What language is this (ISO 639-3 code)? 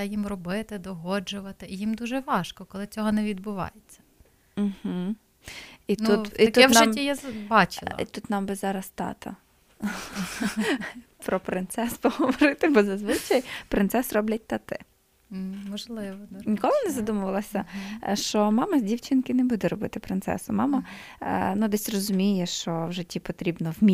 ukr